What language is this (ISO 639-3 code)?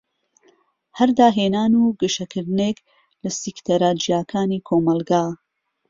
ckb